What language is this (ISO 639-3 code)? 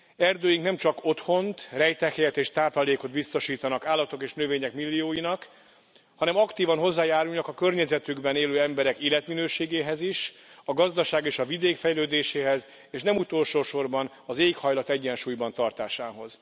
hun